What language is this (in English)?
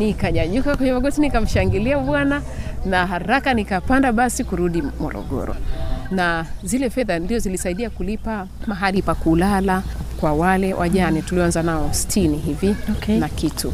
Swahili